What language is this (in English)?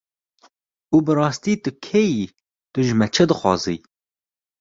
Kurdish